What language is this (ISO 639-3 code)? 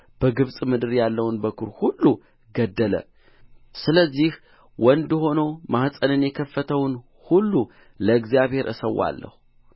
amh